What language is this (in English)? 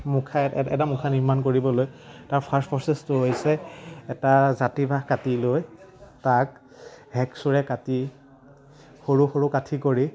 Assamese